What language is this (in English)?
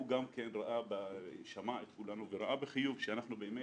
Hebrew